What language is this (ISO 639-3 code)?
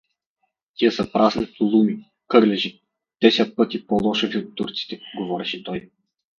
bul